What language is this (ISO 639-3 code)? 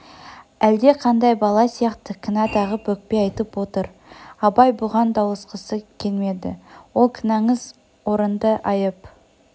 kaz